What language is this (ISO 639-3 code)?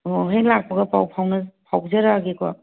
mni